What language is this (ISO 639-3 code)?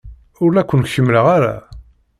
kab